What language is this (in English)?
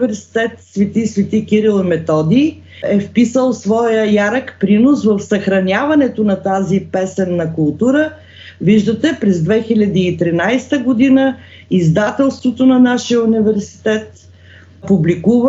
Bulgarian